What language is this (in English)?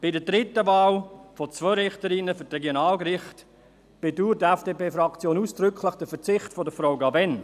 Swiss German